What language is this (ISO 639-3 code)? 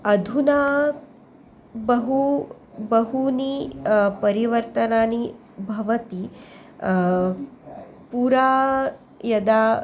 san